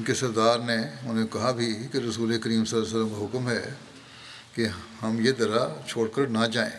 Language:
Urdu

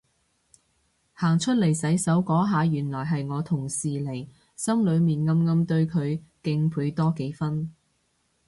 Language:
Cantonese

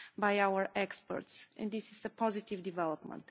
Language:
English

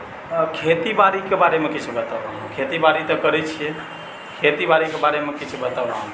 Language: Maithili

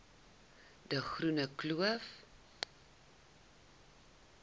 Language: Afrikaans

